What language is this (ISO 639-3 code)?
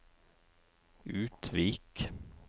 nor